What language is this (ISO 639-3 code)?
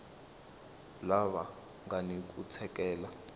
tso